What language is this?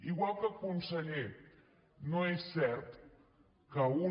Catalan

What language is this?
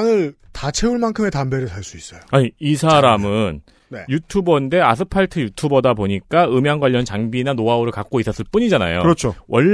Korean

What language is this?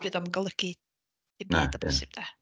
Welsh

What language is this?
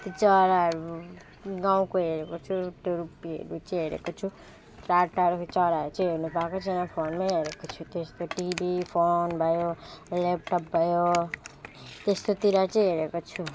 Nepali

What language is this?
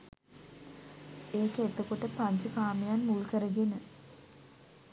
Sinhala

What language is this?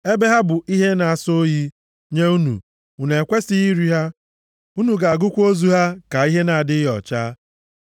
Igbo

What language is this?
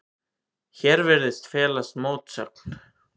Icelandic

